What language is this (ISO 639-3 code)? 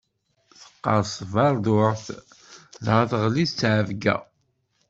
kab